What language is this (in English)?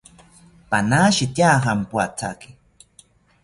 South Ucayali Ashéninka